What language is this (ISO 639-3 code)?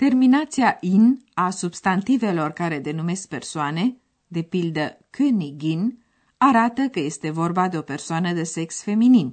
ron